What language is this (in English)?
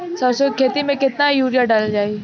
Bhojpuri